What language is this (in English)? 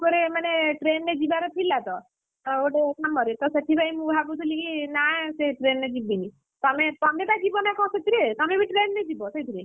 Odia